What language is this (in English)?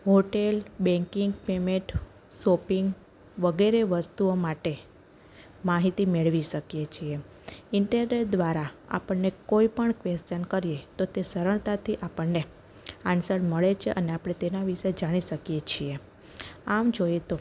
Gujarati